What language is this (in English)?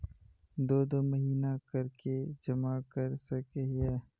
Magahi